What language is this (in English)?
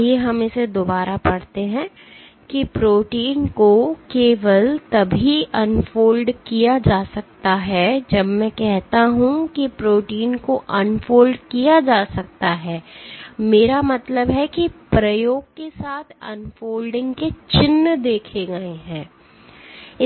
Hindi